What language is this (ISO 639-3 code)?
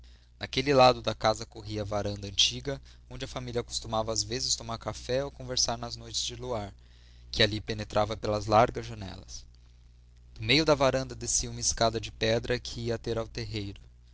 por